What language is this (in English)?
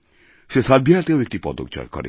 Bangla